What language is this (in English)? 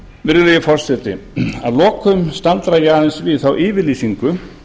Icelandic